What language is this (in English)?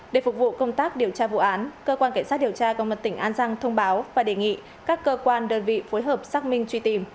Vietnamese